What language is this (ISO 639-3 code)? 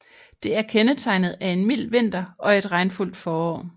dan